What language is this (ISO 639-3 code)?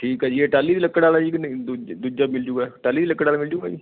pan